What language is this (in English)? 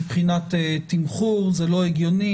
Hebrew